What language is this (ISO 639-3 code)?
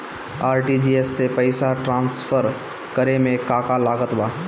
bho